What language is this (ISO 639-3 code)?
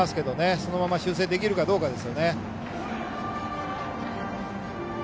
jpn